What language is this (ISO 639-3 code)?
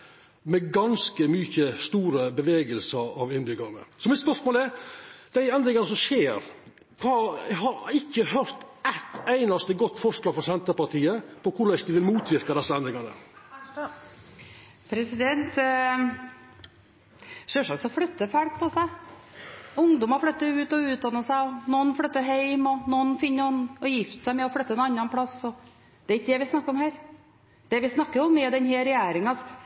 nor